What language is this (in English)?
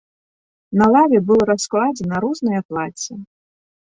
Belarusian